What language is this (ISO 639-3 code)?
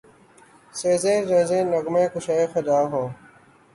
urd